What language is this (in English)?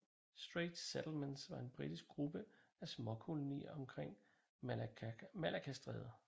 Danish